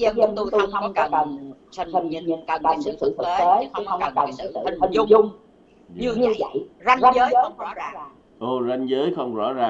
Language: Vietnamese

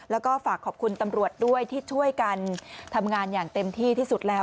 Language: Thai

